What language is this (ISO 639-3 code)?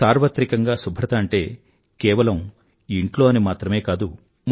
tel